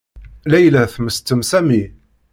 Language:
Kabyle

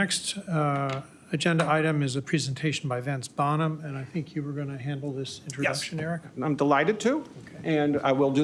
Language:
English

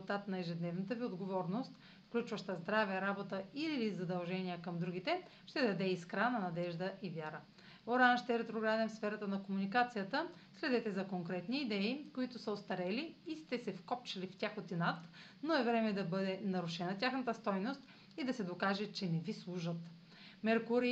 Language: Bulgarian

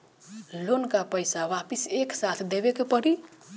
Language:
Bhojpuri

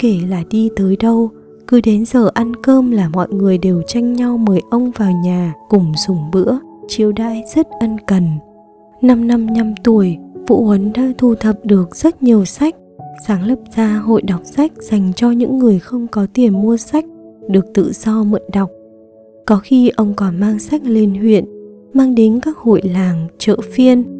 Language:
Vietnamese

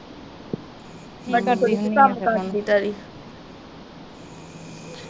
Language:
Punjabi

